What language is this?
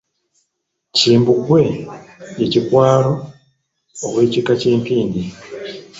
Ganda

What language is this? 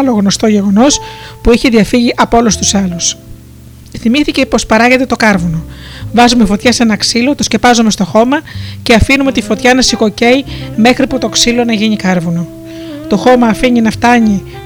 Greek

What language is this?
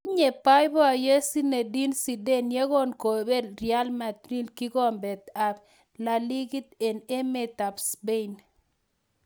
Kalenjin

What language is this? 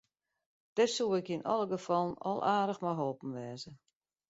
Western Frisian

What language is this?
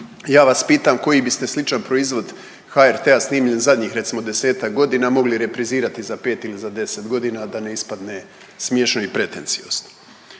Croatian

